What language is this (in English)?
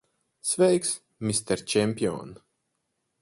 Latvian